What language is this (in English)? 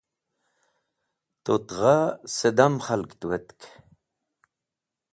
Wakhi